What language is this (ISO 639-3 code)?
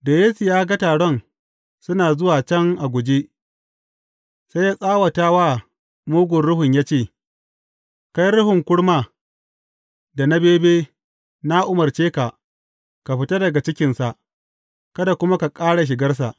hau